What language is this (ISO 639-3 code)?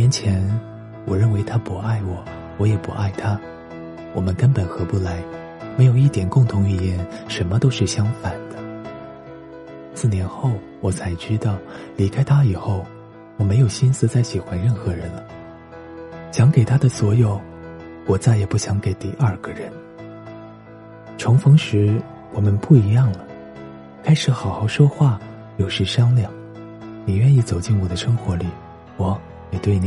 zho